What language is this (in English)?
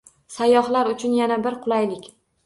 Uzbek